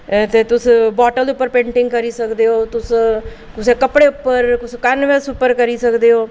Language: Dogri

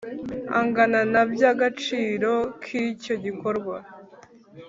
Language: Kinyarwanda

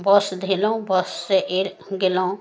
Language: Maithili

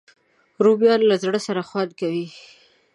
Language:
Pashto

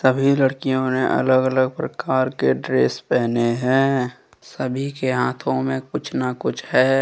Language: Hindi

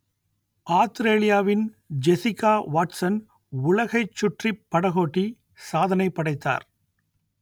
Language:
Tamil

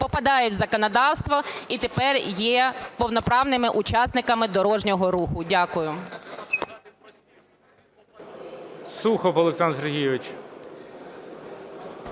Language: Ukrainian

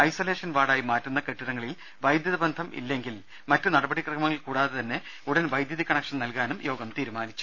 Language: Malayalam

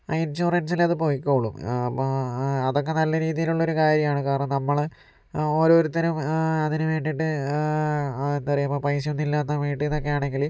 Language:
Malayalam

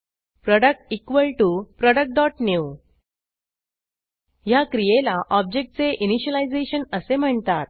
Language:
Marathi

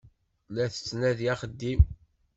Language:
Kabyle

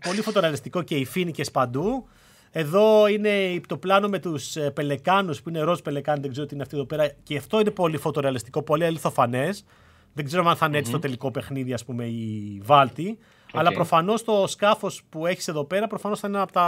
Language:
Greek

